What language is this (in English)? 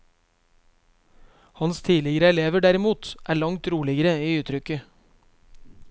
Norwegian